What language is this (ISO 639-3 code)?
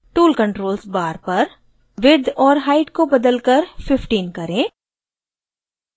hin